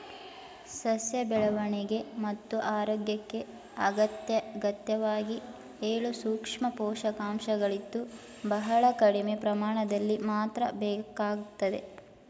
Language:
Kannada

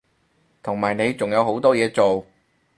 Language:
Cantonese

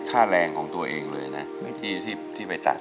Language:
Thai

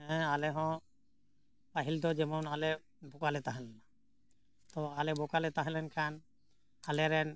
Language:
Santali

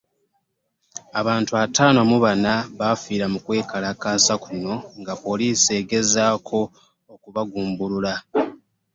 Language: Ganda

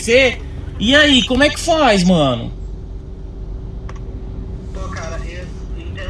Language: Portuguese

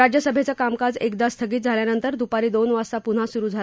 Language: Marathi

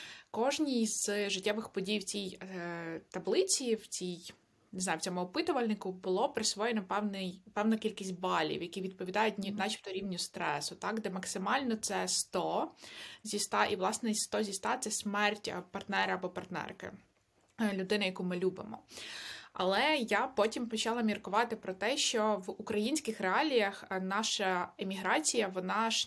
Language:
Ukrainian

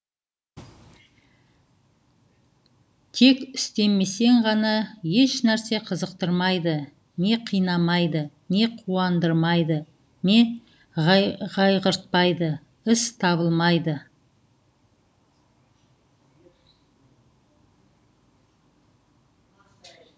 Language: Kazakh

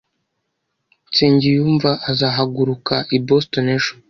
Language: Kinyarwanda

